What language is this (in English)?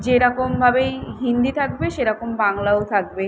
Bangla